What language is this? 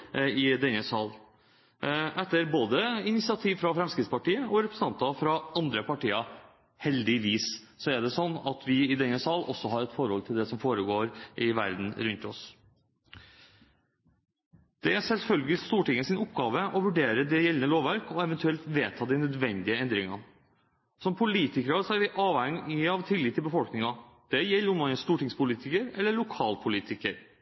Norwegian Bokmål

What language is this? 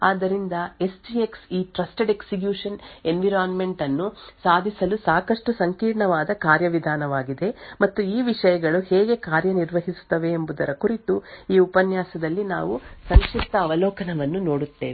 Kannada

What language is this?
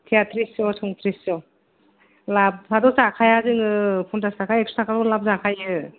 Bodo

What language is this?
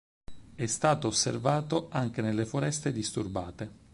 Italian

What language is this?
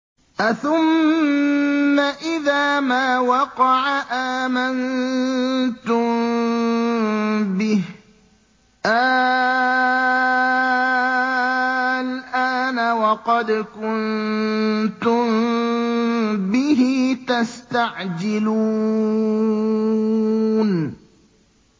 Arabic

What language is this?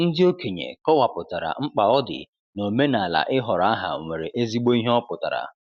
Igbo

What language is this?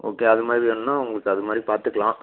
Tamil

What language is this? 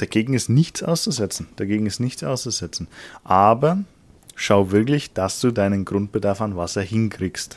German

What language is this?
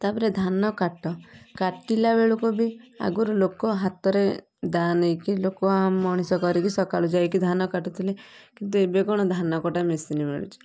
Odia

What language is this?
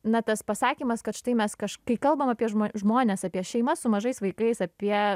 Lithuanian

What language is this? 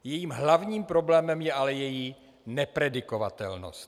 Czech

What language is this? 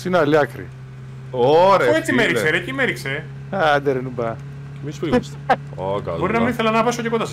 Greek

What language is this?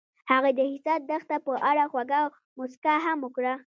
Pashto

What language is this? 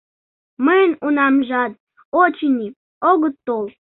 Mari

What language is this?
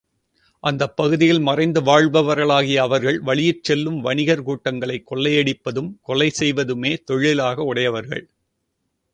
Tamil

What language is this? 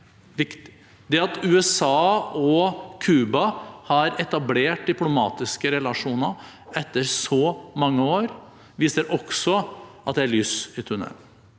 Norwegian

